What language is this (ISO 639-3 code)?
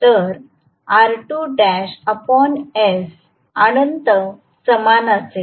mar